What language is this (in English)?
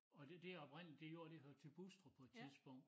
Danish